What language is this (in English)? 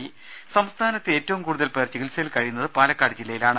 Malayalam